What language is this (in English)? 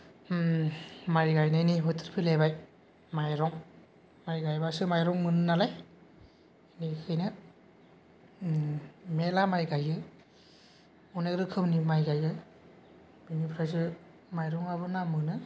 Bodo